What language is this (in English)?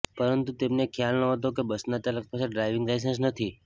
Gujarati